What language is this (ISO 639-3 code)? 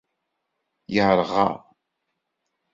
kab